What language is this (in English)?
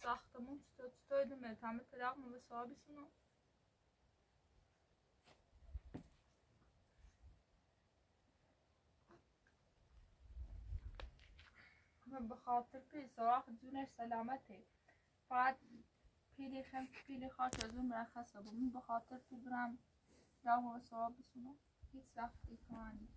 Persian